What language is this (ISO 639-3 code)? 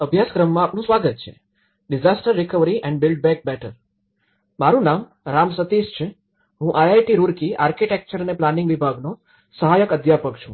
guj